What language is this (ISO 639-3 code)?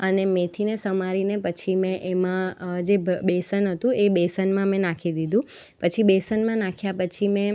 guj